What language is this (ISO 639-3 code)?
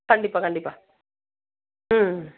tam